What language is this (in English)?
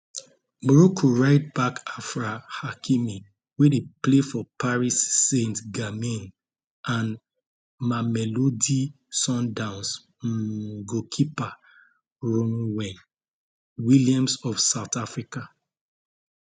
Nigerian Pidgin